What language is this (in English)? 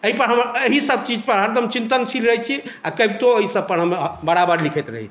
Maithili